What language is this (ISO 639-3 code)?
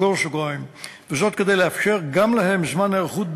heb